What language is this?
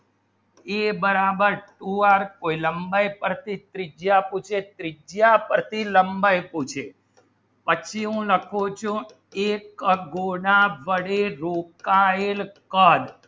Gujarati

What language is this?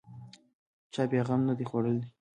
Pashto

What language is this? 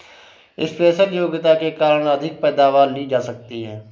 Hindi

